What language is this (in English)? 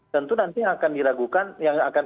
Indonesian